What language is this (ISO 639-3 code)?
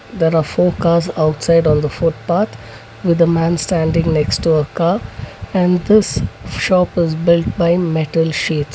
eng